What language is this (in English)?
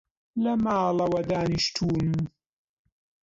Central Kurdish